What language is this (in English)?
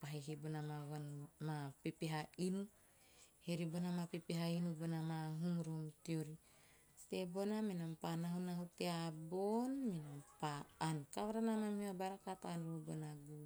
Teop